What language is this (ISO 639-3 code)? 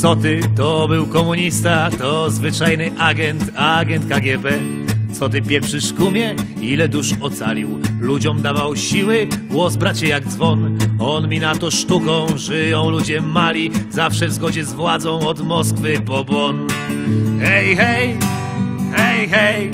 pol